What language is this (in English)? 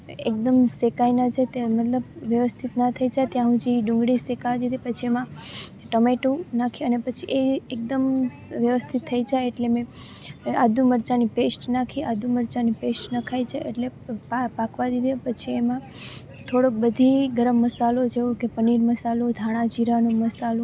Gujarati